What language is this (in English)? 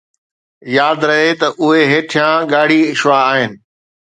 Sindhi